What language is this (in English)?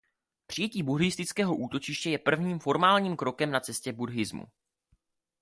Czech